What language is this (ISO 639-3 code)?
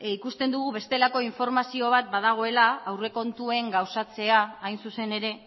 eus